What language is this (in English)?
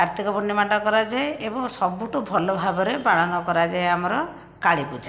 Odia